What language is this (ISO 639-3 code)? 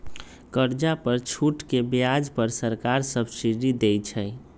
mag